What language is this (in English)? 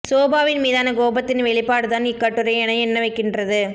Tamil